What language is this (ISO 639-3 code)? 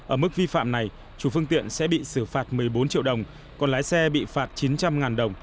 vie